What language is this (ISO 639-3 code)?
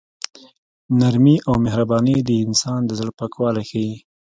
pus